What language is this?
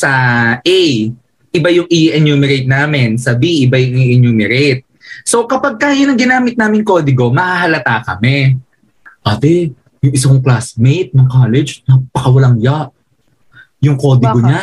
Filipino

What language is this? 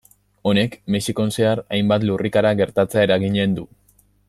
Basque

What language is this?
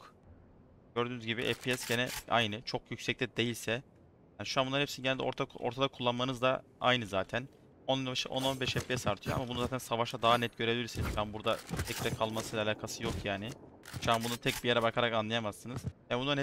Turkish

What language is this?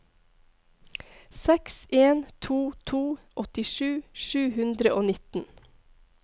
Norwegian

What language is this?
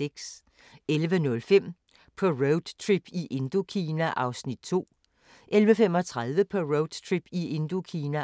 Danish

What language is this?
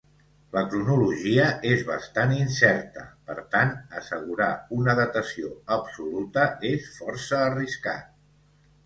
Catalan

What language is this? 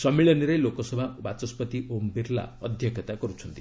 Odia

